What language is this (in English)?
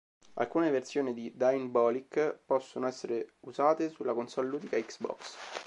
Italian